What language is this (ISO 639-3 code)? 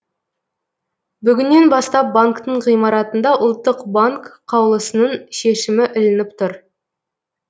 kaz